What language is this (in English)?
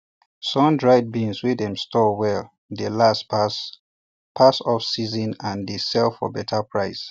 Nigerian Pidgin